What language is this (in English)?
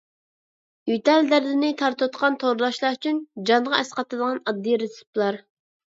Uyghur